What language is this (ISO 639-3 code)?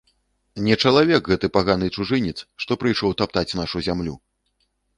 bel